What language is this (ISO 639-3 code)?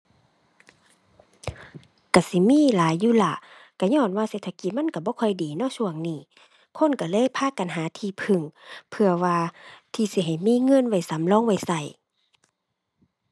tha